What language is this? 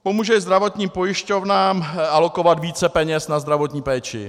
Czech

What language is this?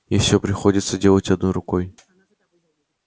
Russian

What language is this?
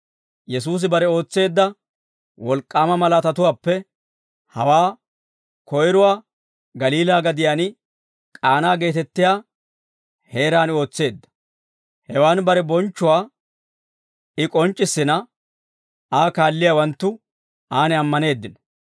Dawro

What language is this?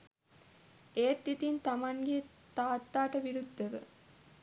Sinhala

